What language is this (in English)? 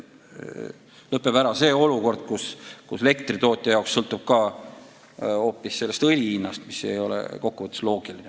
Estonian